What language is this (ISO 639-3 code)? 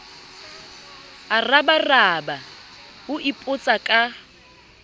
sot